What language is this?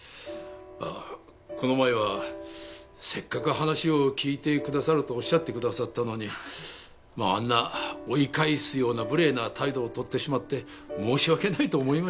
Japanese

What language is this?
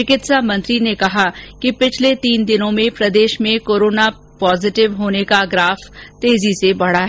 Hindi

